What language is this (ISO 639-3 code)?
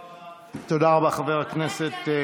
heb